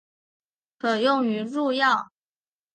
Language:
Chinese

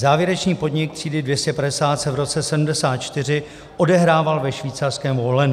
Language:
Czech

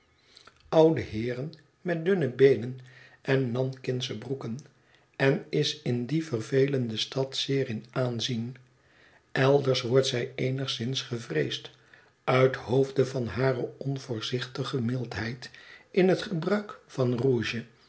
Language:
Dutch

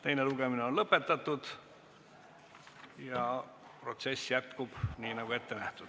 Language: Estonian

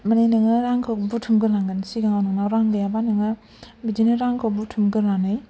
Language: Bodo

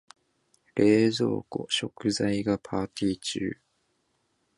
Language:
Japanese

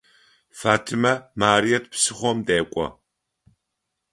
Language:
Adyghe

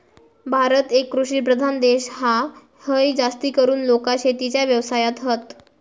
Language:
Marathi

